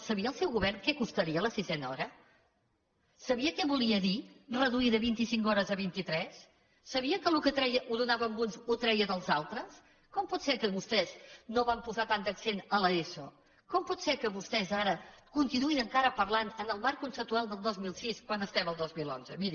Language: Catalan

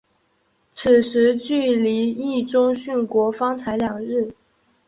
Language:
Chinese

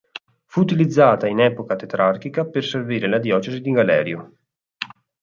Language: Italian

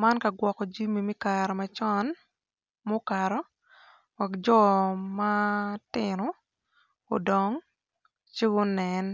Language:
Acoli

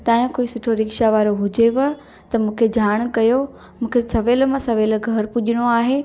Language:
Sindhi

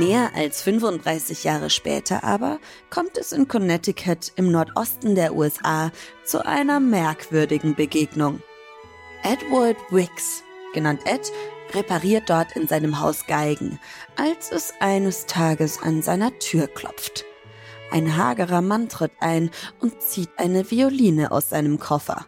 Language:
German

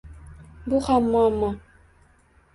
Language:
Uzbek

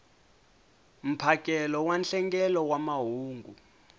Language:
Tsonga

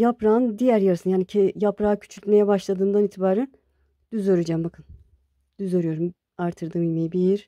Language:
Turkish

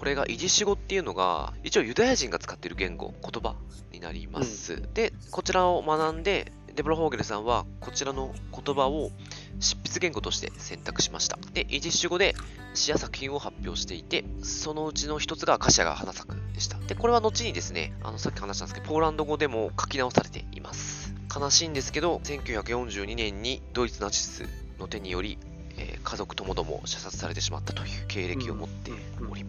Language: Japanese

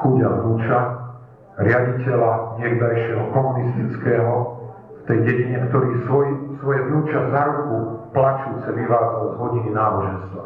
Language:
Slovak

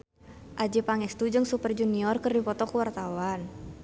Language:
Sundanese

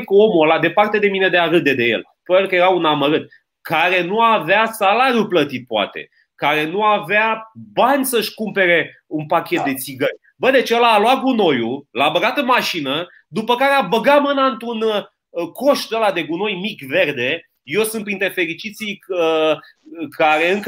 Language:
Romanian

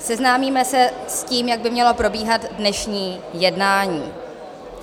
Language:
Czech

